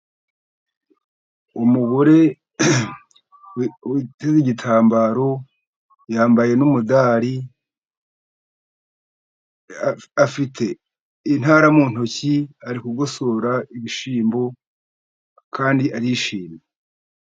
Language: Kinyarwanda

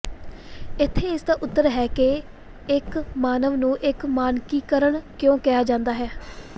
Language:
Punjabi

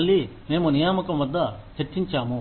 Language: Telugu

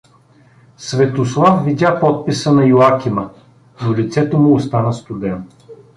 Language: Bulgarian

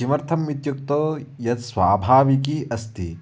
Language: Sanskrit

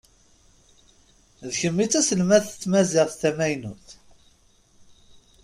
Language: Kabyle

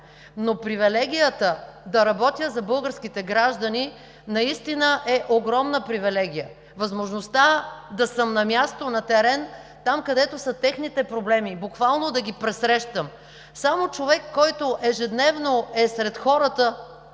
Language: Bulgarian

